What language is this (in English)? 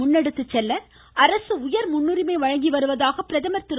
Tamil